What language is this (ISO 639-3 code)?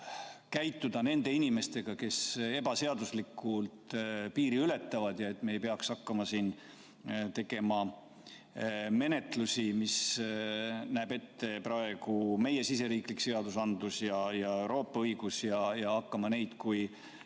est